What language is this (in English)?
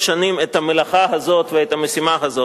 Hebrew